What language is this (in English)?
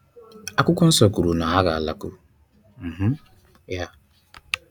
Igbo